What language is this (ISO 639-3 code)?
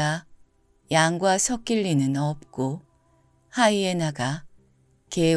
kor